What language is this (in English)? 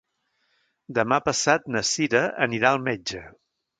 Catalan